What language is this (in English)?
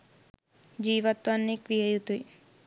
Sinhala